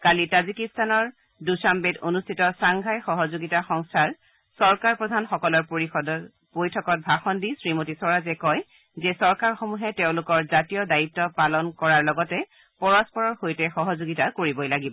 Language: Assamese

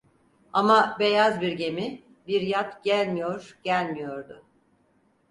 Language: Turkish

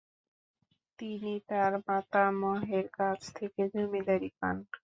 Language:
Bangla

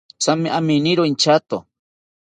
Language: South Ucayali Ashéninka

